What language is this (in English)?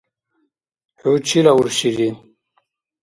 Dargwa